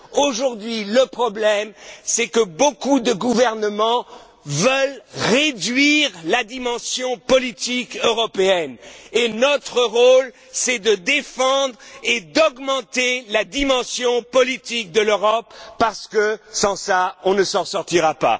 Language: French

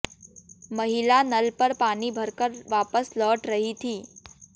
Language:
Hindi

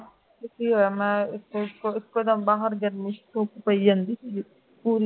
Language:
Punjabi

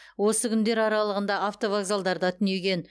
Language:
Kazakh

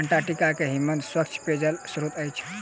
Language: Maithili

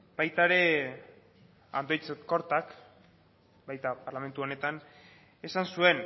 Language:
Basque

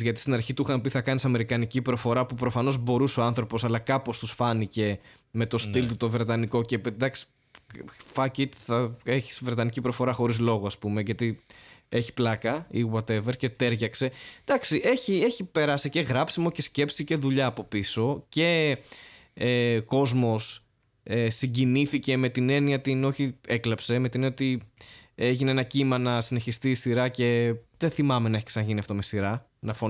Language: Greek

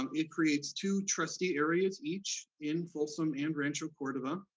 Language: English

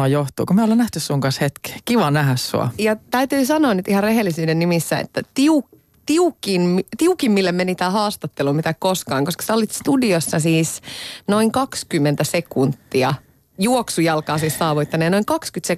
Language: Finnish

